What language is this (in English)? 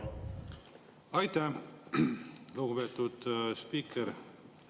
Estonian